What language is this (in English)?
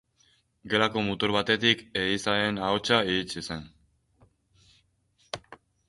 Basque